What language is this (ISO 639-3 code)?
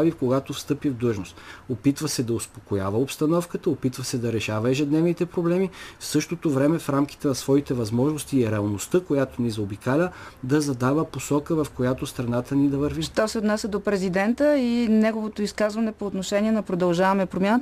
bul